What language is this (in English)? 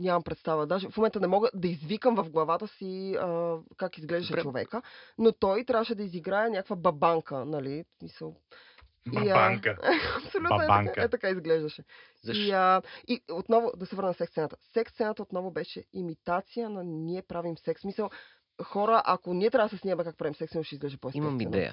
Bulgarian